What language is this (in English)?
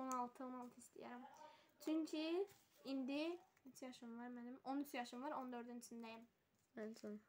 Turkish